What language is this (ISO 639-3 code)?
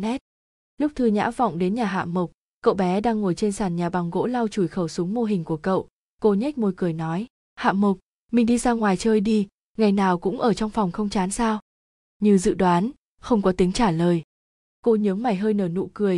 vie